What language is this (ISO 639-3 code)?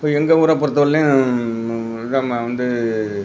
tam